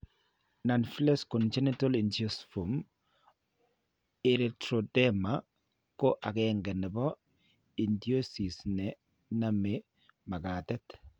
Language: Kalenjin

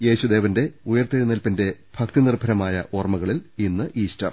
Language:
Malayalam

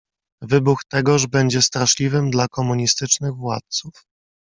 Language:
Polish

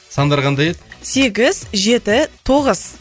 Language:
Kazakh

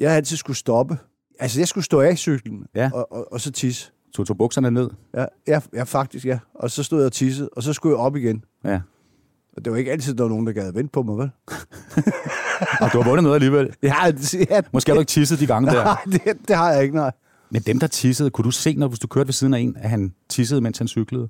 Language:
Danish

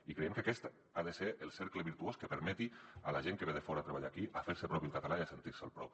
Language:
Catalan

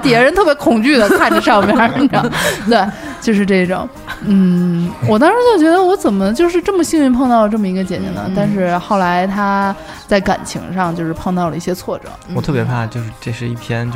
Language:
Chinese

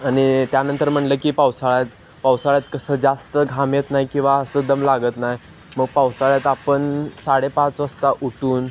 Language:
Marathi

